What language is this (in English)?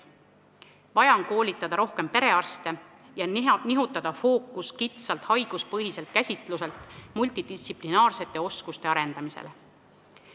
Estonian